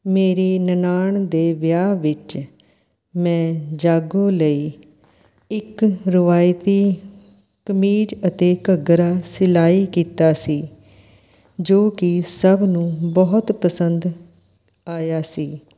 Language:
Punjabi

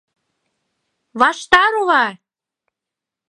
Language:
Mari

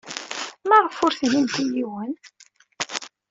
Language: Kabyle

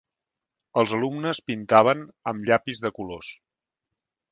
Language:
Catalan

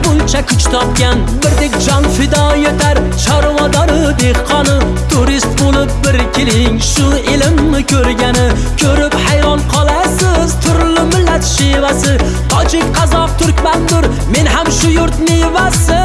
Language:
Turkish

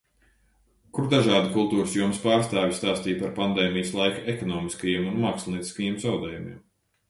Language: Latvian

